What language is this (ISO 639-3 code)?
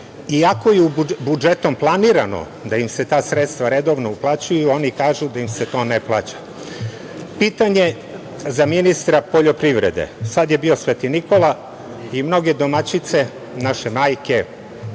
srp